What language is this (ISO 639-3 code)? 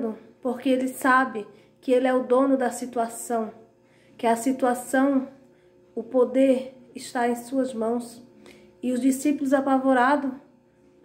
por